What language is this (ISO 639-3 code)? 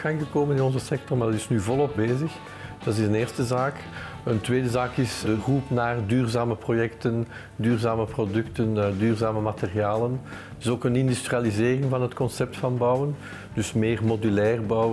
nld